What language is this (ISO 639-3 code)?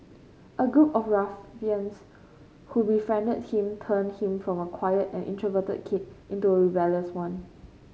eng